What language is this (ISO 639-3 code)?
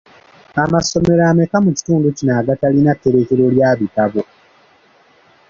lug